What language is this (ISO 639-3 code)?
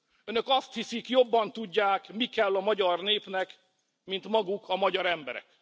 hun